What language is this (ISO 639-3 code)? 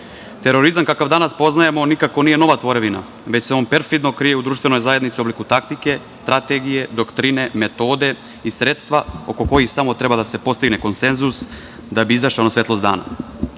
srp